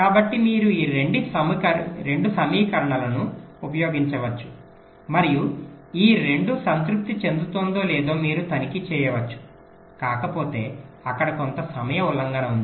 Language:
Telugu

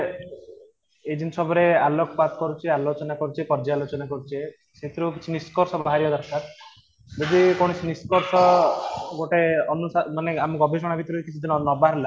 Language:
Odia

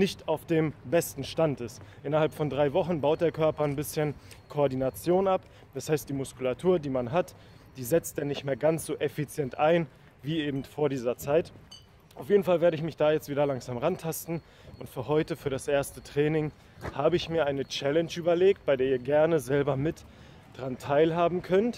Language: German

